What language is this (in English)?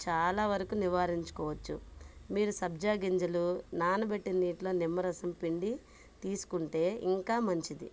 Telugu